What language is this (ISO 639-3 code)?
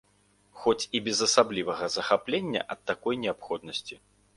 bel